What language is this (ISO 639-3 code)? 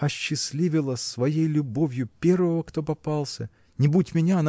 rus